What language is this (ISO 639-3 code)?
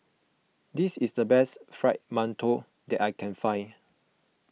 eng